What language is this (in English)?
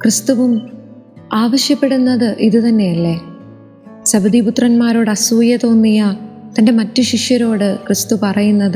Malayalam